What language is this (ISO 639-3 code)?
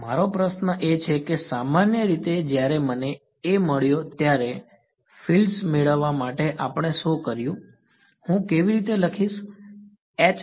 guj